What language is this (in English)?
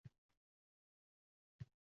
Uzbek